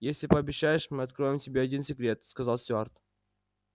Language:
Russian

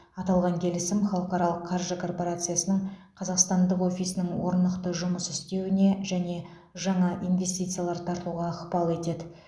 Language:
Kazakh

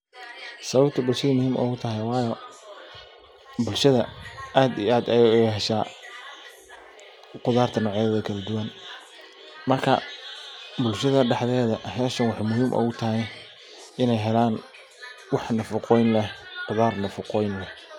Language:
Somali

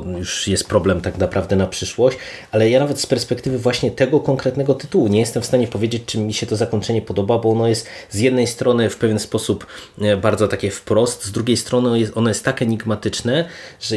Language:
Polish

